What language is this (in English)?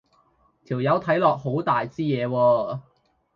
Cantonese